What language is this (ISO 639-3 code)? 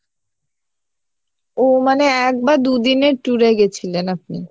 ben